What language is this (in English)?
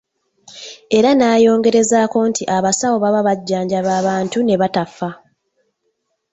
Ganda